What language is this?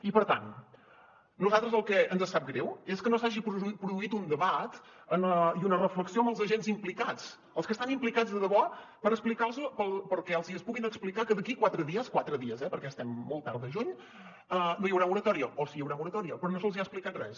Catalan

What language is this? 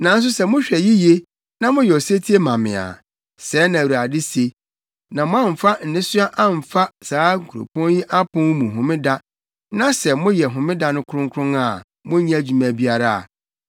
Akan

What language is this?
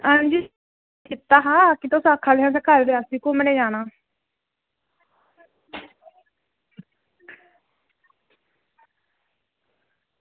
Dogri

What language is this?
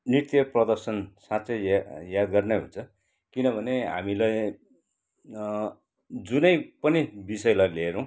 Nepali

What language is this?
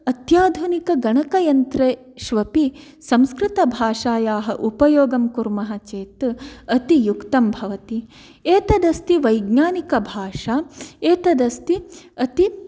Sanskrit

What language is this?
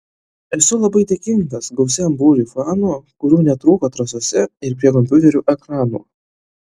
Lithuanian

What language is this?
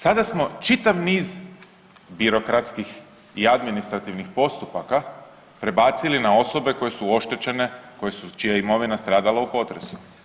Croatian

